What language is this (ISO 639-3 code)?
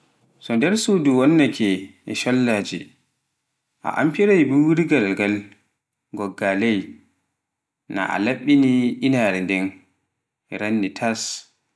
fuf